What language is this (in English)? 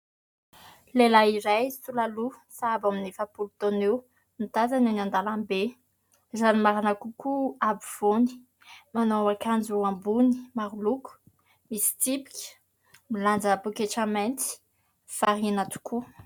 Malagasy